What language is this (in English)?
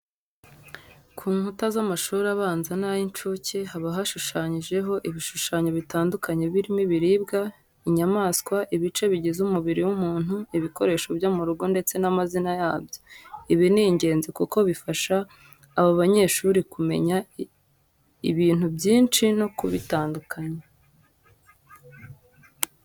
Kinyarwanda